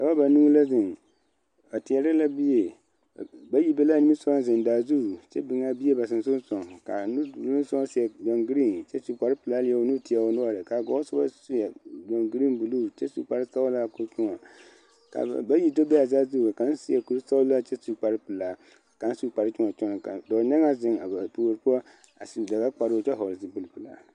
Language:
Southern Dagaare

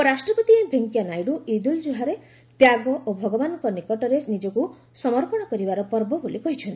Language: Odia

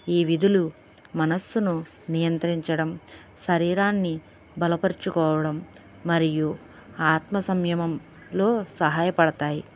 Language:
Telugu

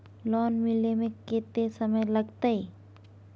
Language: Maithili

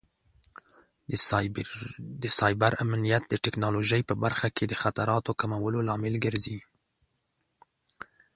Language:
Pashto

